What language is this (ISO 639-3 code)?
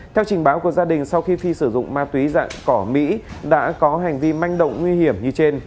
vie